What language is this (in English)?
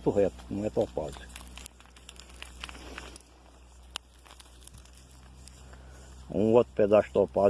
Portuguese